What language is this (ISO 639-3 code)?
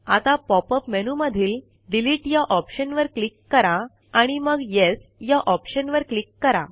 mar